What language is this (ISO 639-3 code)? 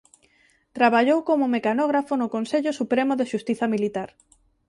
glg